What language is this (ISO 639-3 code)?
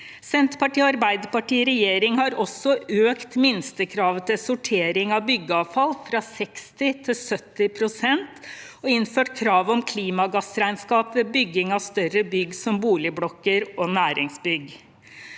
nor